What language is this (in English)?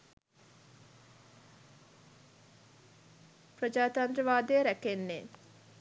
Sinhala